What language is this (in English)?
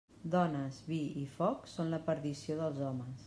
Catalan